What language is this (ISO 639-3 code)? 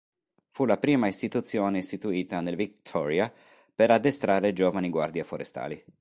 ita